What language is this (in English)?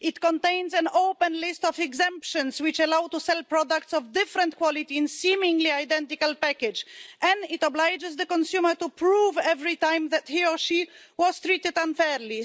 English